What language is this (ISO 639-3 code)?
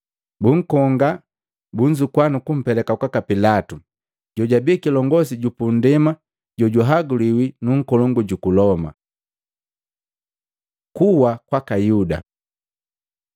mgv